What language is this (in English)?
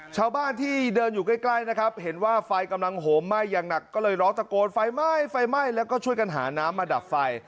Thai